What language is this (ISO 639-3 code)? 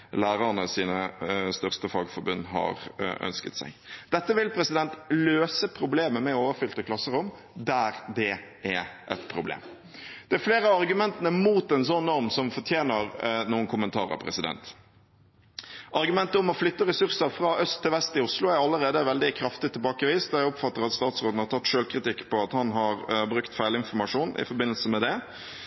nob